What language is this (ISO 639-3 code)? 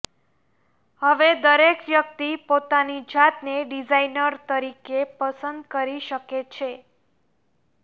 guj